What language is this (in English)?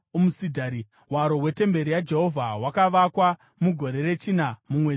Shona